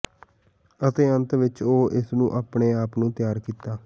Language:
Punjabi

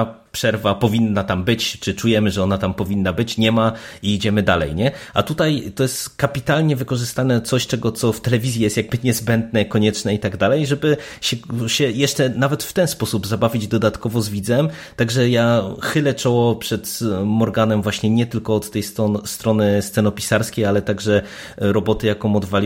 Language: Polish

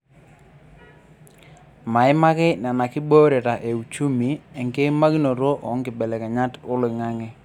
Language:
Masai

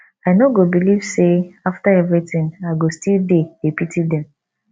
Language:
Nigerian Pidgin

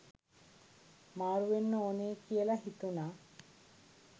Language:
Sinhala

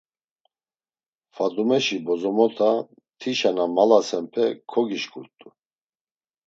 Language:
Laz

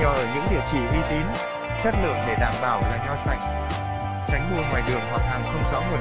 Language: Vietnamese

